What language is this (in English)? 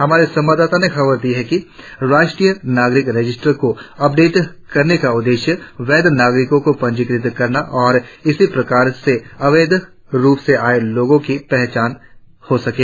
Hindi